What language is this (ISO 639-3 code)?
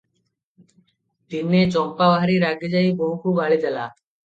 ori